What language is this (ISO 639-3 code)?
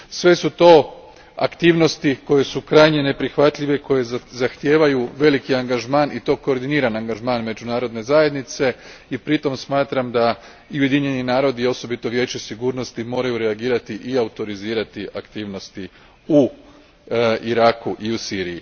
hrv